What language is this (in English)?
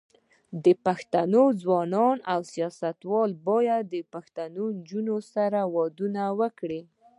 Pashto